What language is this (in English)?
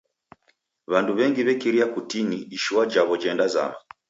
Taita